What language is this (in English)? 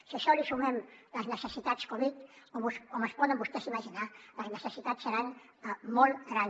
Catalan